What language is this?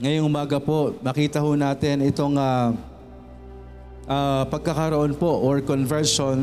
Filipino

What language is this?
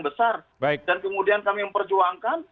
Indonesian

